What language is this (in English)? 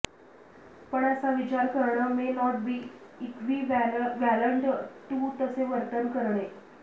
Marathi